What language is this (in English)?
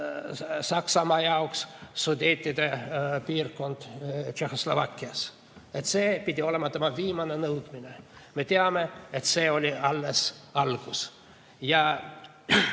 Estonian